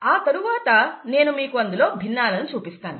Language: Telugu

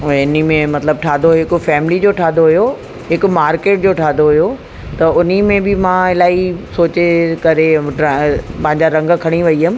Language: Sindhi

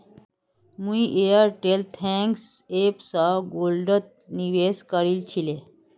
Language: Magahi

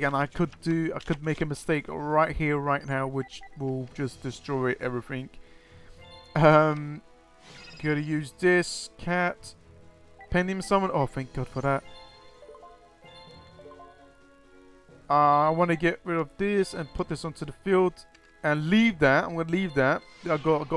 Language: English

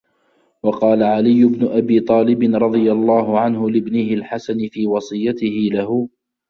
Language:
Arabic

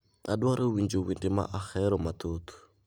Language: Luo (Kenya and Tanzania)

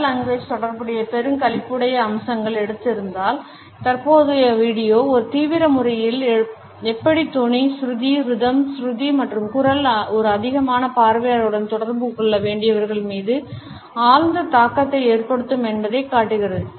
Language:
Tamil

